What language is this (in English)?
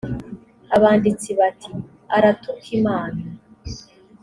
Kinyarwanda